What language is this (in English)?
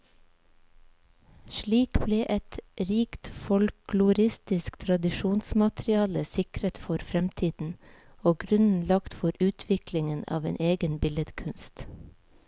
Norwegian